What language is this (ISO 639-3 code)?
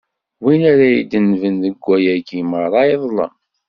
kab